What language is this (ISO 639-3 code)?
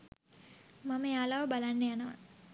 sin